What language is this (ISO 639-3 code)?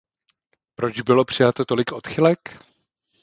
ces